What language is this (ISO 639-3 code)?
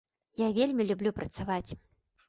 bel